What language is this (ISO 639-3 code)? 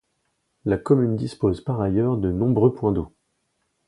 fra